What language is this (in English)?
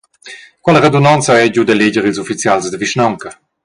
Romansh